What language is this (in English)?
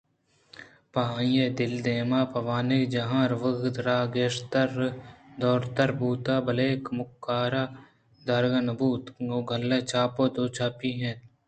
Eastern Balochi